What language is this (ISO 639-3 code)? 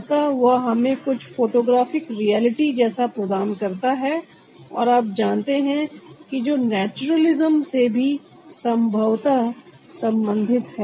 hin